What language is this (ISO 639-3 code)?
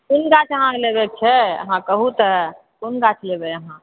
mai